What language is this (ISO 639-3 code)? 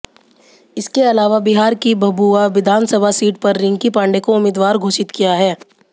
hin